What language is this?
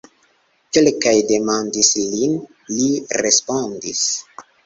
Esperanto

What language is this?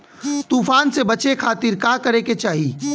Bhojpuri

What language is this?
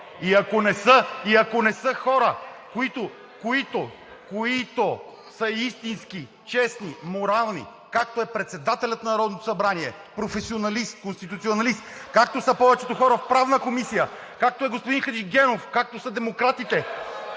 Bulgarian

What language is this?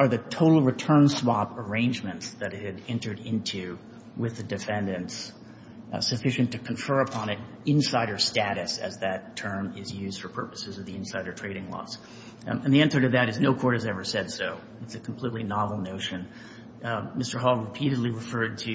English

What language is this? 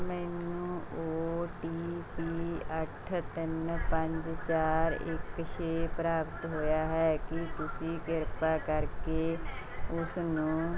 Punjabi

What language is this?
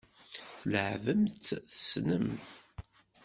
Kabyle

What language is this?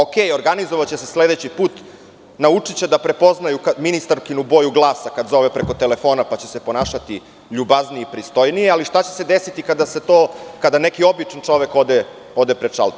Serbian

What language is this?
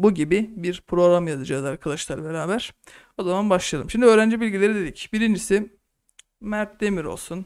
Turkish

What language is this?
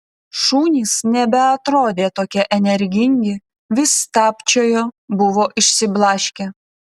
Lithuanian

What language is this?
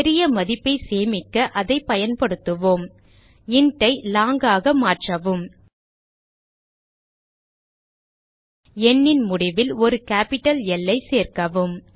Tamil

